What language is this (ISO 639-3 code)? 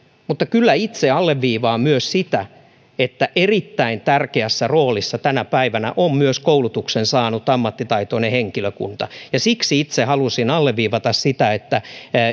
fin